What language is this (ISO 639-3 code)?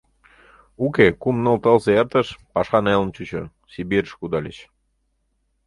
chm